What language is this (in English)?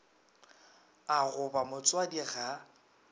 Northern Sotho